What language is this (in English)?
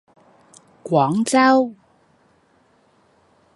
Cantonese